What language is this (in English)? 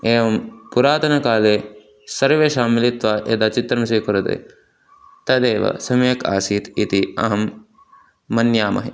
Sanskrit